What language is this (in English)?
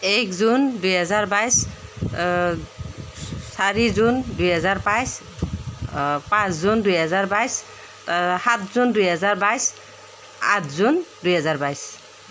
Assamese